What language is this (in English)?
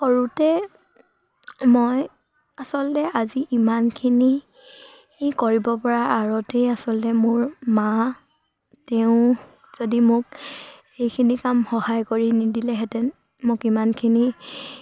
Assamese